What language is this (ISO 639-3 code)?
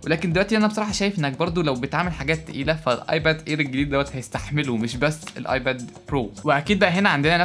ara